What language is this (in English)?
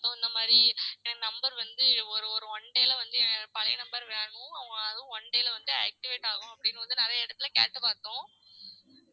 Tamil